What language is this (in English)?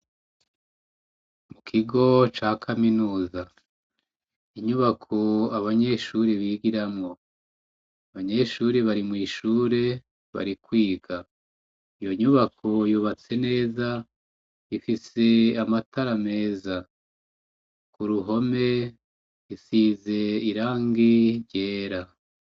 Rundi